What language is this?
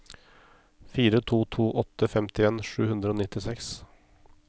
Norwegian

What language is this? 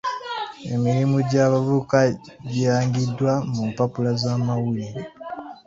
Ganda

